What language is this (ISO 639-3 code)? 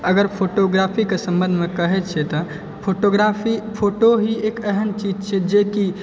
mai